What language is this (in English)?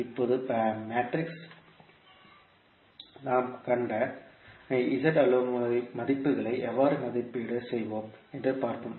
Tamil